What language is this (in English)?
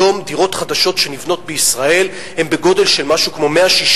Hebrew